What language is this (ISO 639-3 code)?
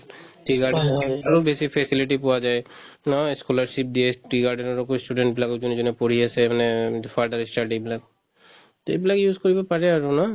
asm